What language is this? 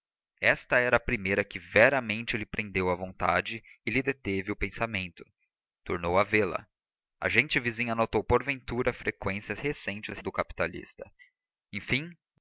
Portuguese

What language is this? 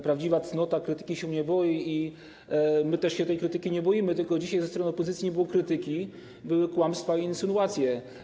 Polish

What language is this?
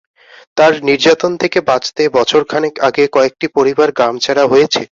Bangla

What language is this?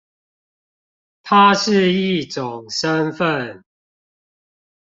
Chinese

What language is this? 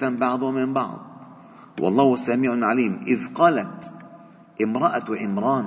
Arabic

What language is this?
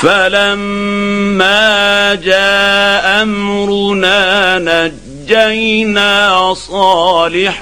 Arabic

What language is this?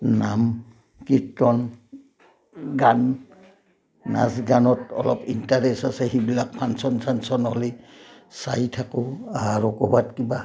Assamese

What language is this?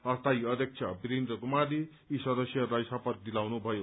Nepali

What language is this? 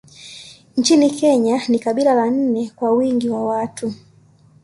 Swahili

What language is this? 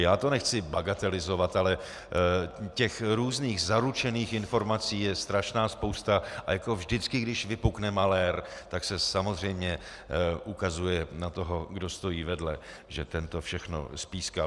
Czech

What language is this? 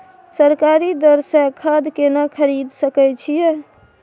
Maithili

